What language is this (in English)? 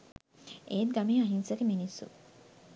Sinhala